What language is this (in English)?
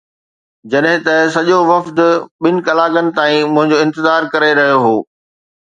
Sindhi